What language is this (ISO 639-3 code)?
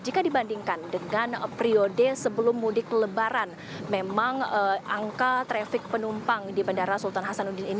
ind